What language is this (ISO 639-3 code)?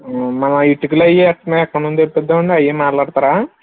tel